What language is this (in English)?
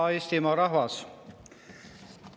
Estonian